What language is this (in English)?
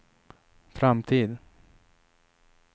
Swedish